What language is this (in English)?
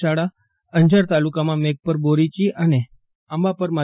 Gujarati